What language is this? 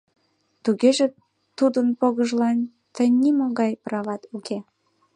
Mari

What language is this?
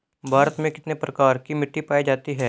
Hindi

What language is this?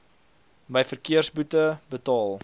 Afrikaans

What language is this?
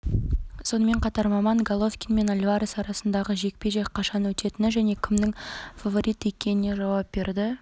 Kazakh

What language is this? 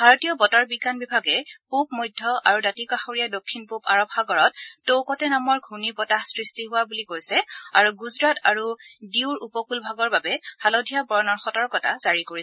Assamese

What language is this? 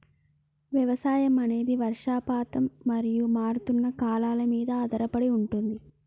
Telugu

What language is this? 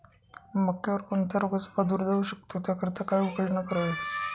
Marathi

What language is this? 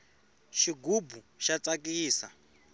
Tsonga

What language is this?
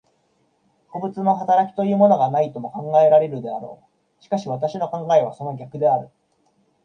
Japanese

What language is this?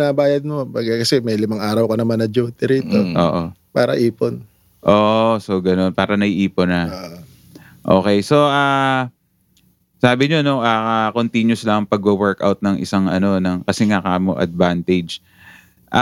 Filipino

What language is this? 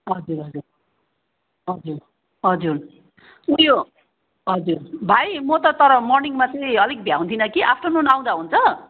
Nepali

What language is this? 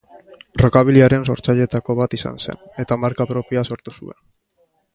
Basque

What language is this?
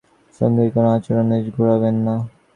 Bangla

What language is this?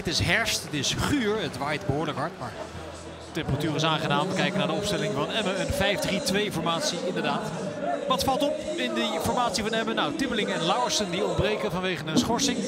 Dutch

